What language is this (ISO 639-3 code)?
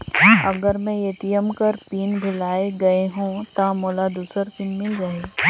hne